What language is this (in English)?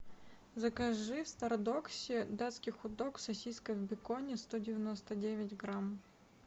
Russian